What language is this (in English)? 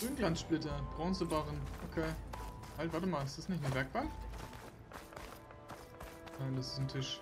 German